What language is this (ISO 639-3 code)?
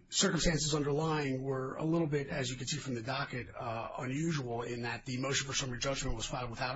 eng